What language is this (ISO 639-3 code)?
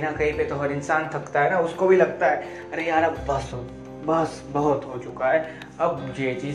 hin